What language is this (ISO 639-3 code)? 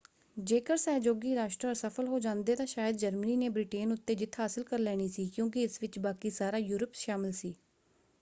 pan